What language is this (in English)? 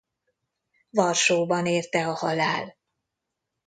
Hungarian